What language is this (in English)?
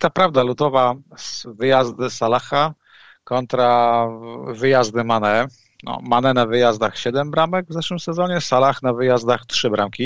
Polish